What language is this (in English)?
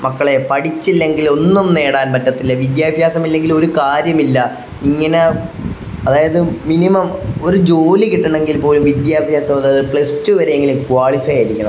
Malayalam